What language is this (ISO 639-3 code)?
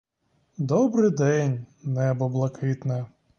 ukr